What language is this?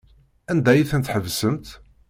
Kabyle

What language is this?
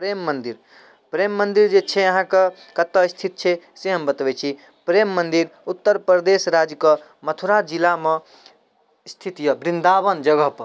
Maithili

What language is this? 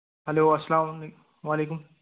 Kashmiri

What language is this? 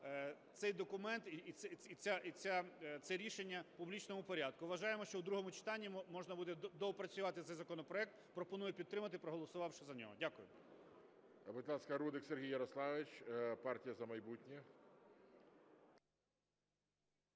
Ukrainian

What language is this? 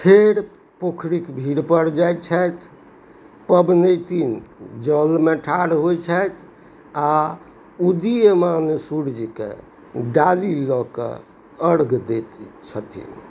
Maithili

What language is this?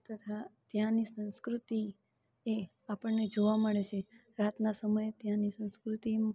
Gujarati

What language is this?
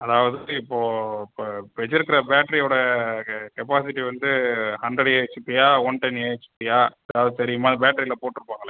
Tamil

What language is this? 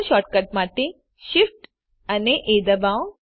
Gujarati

